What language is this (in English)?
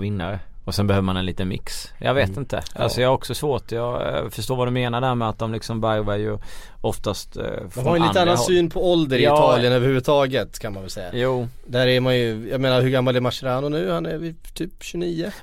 Swedish